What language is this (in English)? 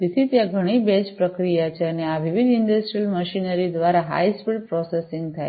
Gujarati